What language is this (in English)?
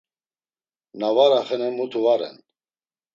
Laz